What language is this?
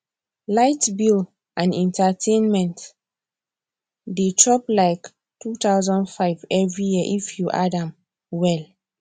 Nigerian Pidgin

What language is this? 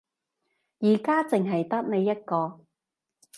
Cantonese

